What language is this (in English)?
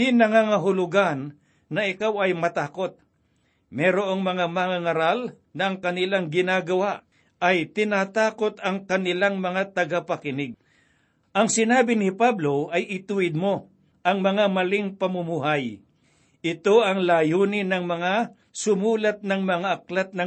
Filipino